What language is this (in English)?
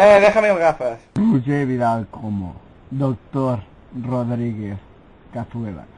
Spanish